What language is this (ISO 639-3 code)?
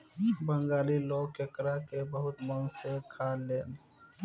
bho